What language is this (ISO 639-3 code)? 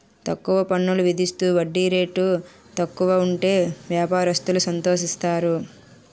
tel